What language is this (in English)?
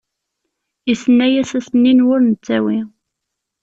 Kabyle